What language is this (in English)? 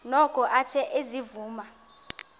Xhosa